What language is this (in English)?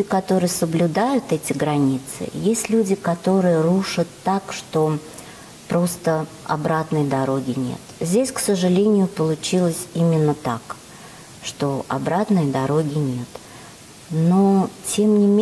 Russian